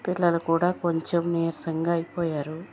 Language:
Telugu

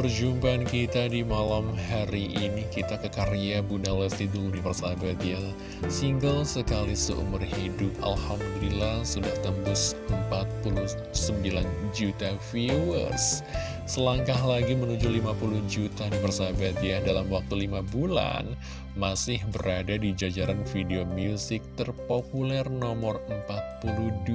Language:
Indonesian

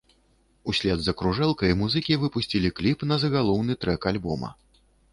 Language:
Belarusian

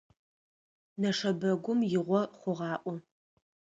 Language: Adyghe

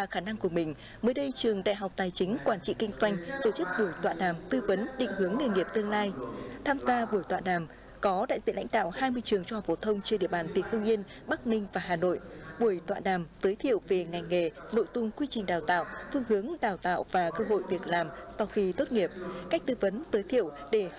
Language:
Vietnamese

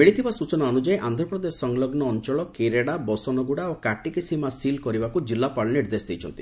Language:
Odia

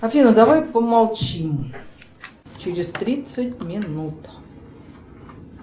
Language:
Russian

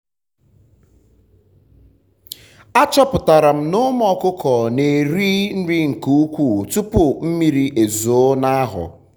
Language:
Igbo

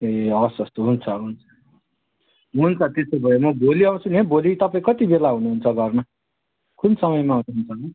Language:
Nepali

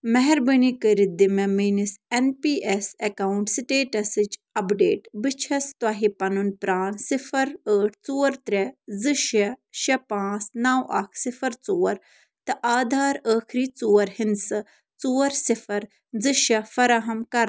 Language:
Kashmiri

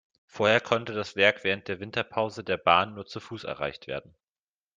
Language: German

